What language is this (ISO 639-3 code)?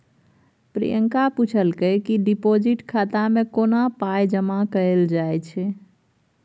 mai